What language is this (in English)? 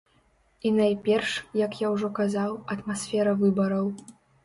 Belarusian